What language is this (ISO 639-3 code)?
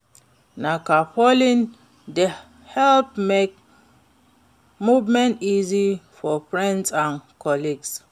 pcm